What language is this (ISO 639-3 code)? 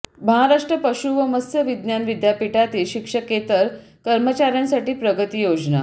mar